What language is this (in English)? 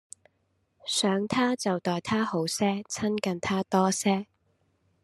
Cantonese